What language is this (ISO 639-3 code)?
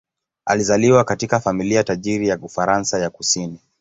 swa